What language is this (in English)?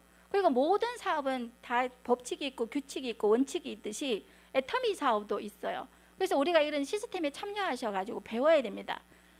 Korean